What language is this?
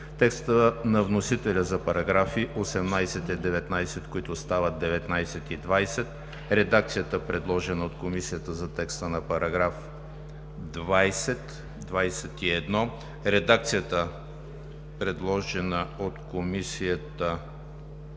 Bulgarian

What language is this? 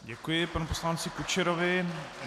Czech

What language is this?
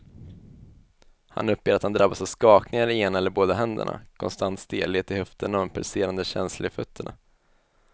Swedish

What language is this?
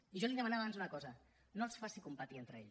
Catalan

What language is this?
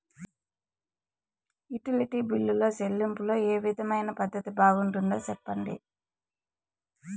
Telugu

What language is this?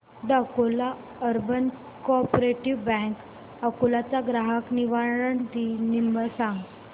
Marathi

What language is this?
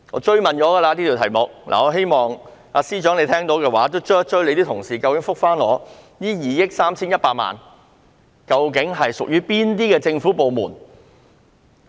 Cantonese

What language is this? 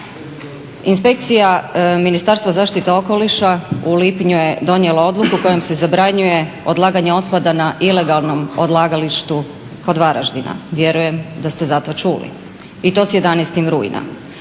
Croatian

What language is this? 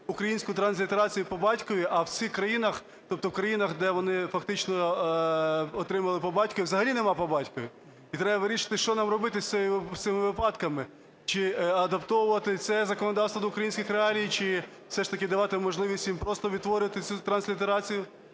Ukrainian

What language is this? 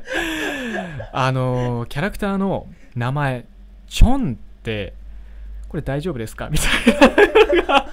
Japanese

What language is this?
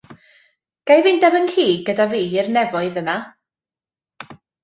Welsh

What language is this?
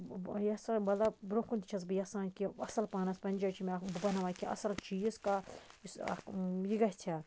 Kashmiri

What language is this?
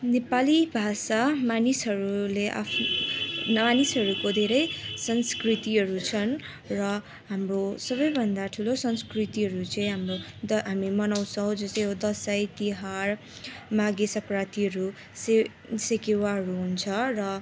Nepali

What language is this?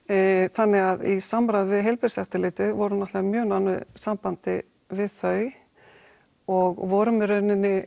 Icelandic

